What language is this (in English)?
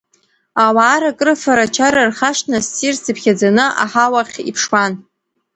Abkhazian